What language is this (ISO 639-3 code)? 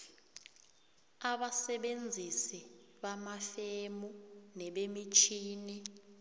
nbl